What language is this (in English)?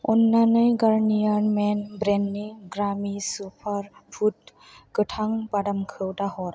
Bodo